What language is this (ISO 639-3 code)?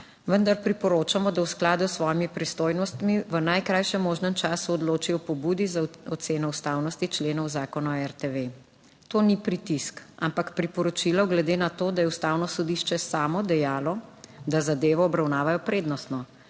slv